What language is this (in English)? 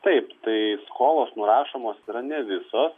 Lithuanian